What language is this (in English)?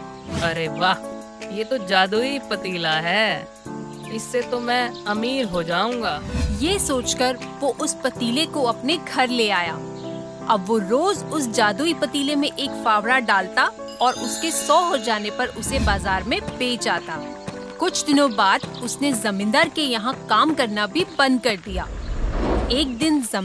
Hindi